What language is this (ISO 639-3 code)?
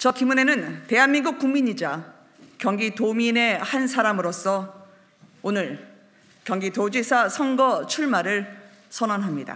kor